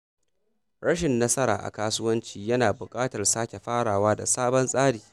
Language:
Hausa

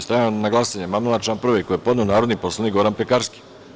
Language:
Serbian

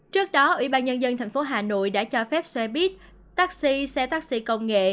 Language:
Vietnamese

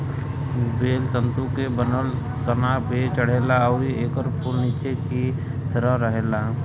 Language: Bhojpuri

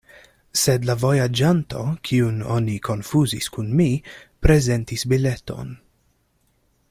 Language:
Esperanto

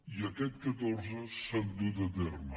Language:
Catalan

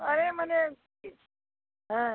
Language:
Hindi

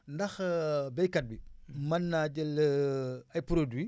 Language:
Wolof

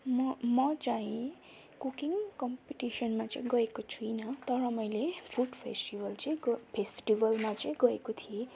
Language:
Nepali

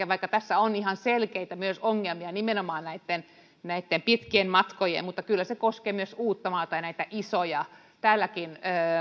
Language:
Finnish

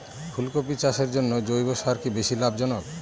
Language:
Bangla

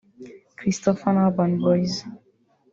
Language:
Kinyarwanda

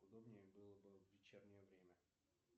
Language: Russian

